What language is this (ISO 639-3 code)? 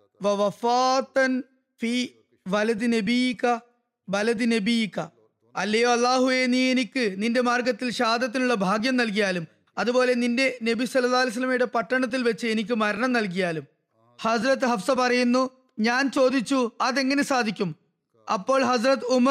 mal